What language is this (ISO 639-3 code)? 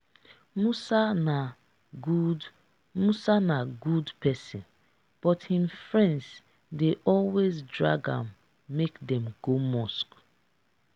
pcm